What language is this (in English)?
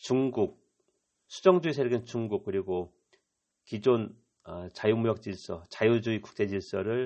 Korean